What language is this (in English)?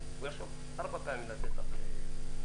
Hebrew